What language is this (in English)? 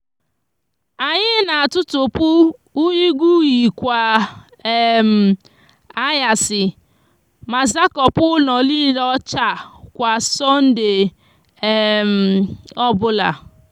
Igbo